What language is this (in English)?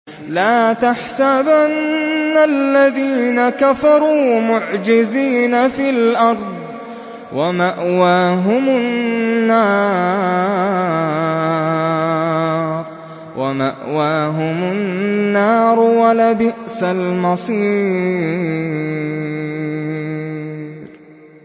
Arabic